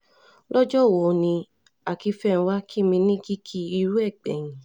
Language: Yoruba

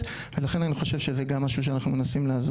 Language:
Hebrew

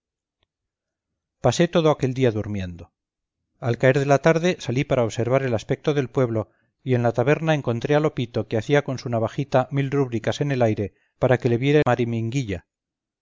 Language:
Spanish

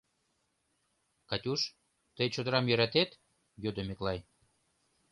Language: Mari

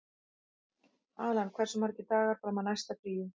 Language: Icelandic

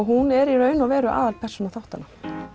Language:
Icelandic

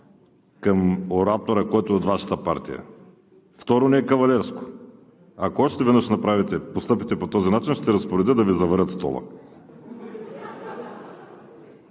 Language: Bulgarian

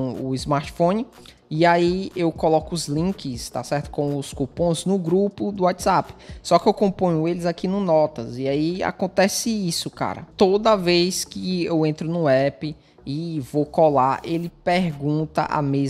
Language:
Portuguese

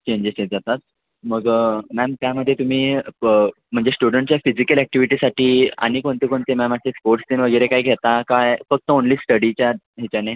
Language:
Marathi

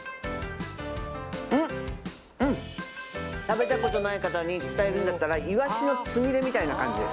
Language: Japanese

